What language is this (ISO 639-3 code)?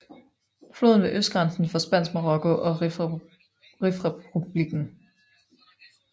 dan